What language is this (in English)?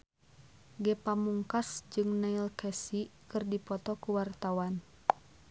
Sundanese